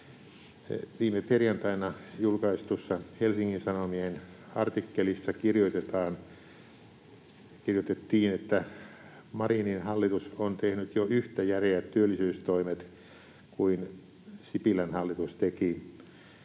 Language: Finnish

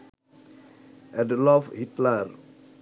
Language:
Bangla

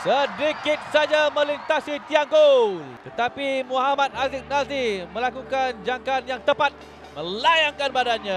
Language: Malay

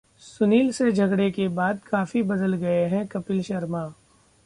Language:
Hindi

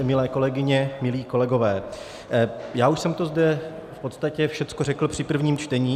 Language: Czech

